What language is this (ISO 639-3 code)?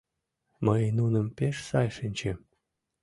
chm